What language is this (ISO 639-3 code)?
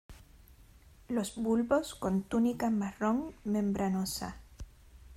spa